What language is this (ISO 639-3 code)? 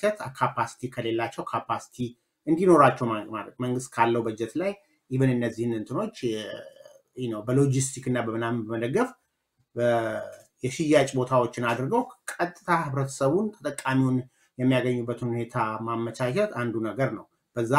ara